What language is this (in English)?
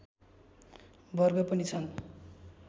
Nepali